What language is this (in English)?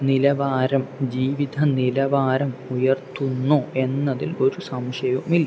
Malayalam